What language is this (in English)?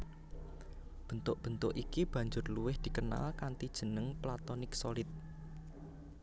Javanese